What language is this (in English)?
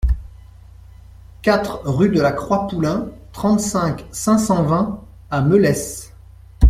French